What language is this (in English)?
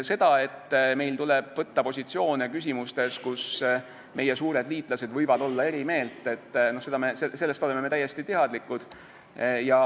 Estonian